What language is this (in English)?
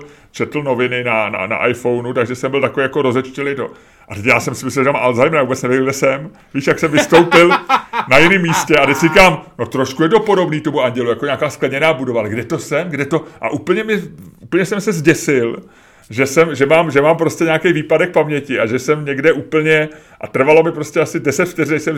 Czech